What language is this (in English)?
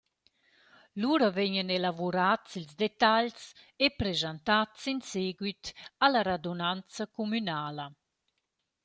Romansh